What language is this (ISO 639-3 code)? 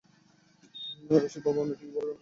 ben